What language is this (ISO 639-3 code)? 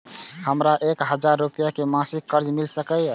mai